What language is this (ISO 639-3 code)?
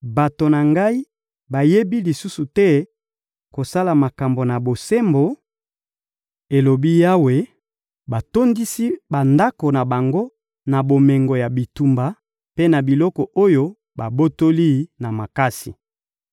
lin